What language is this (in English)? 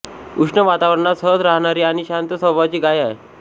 Marathi